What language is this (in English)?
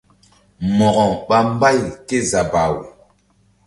Mbum